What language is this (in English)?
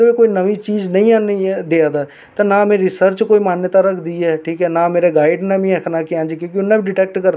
Dogri